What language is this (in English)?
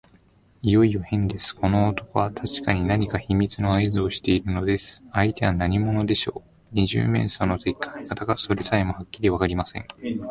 Japanese